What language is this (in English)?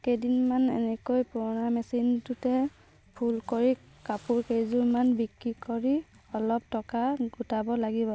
Assamese